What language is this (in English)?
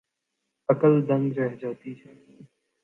Urdu